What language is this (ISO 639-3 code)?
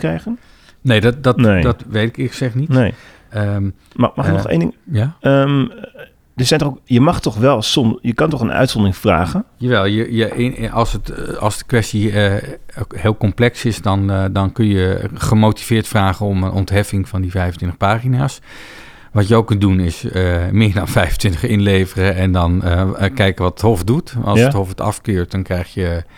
nld